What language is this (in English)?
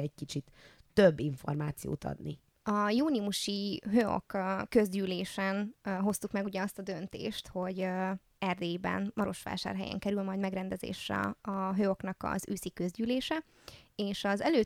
Hungarian